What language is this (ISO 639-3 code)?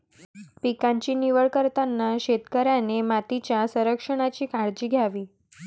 mar